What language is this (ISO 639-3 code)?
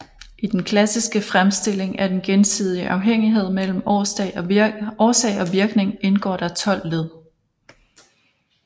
dan